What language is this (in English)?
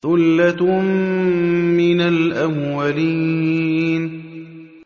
Arabic